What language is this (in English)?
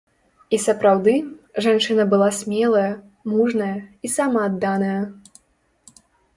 Belarusian